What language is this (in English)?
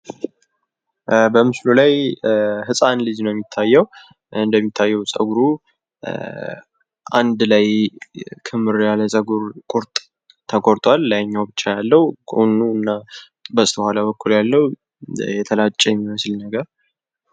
Amharic